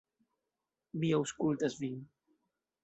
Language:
Esperanto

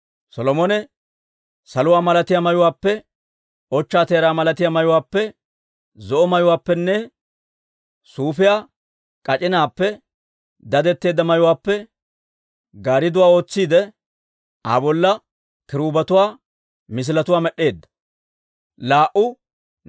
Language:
Dawro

